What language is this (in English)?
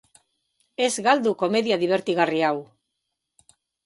Basque